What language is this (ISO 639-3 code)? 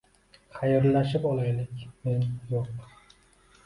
uzb